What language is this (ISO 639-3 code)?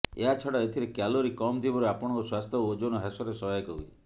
ori